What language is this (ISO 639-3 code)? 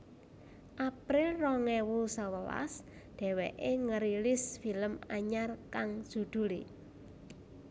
jav